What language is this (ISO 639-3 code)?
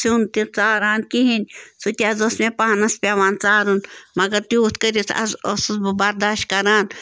kas